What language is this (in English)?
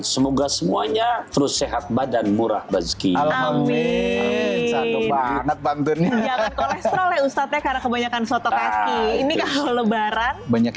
Indonesian